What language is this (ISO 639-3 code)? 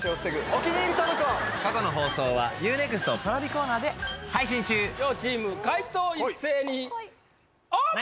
jpn